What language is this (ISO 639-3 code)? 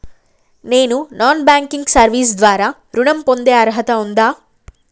tel